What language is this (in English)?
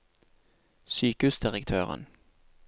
Norwegian